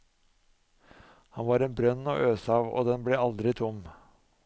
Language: Norwegian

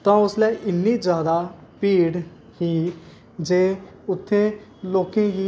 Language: Dogri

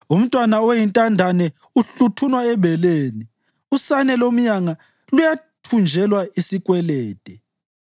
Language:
North Ndebele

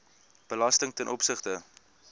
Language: Afrikaans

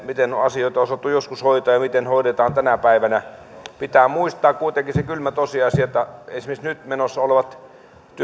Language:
Finnish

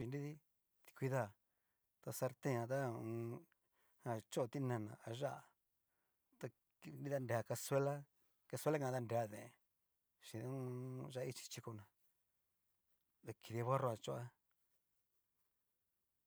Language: Cacaloxtepec Mixtec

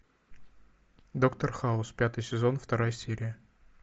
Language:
Russian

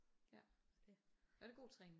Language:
Danish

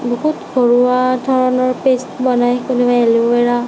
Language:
Assamese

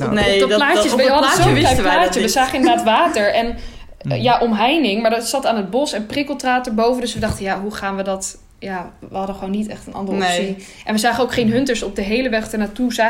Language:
Dutch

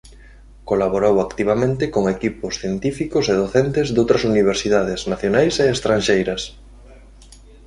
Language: Galician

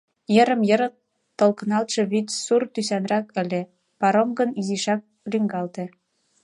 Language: Mari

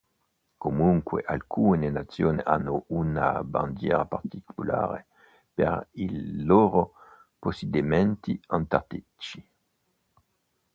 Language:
Italian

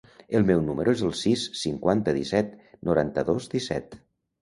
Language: Catalan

